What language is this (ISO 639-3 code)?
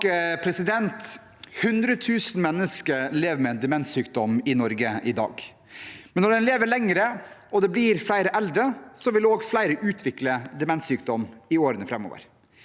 nor